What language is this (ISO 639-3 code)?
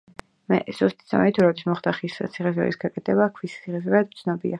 kat